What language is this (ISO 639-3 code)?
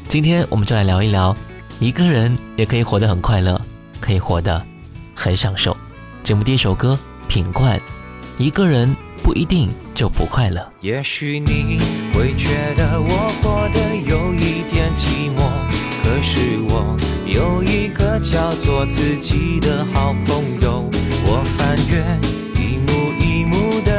zho